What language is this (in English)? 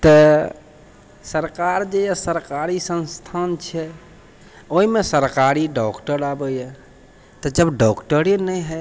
Maithili